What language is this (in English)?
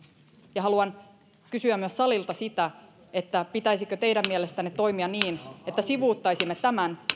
Finnish